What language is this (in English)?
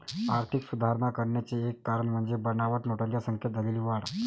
Marathi